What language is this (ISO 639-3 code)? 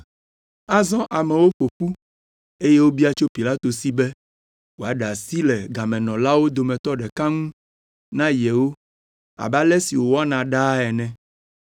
ewe